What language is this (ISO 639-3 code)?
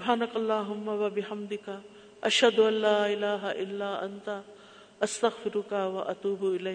urd